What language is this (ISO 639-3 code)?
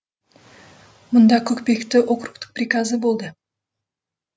kaz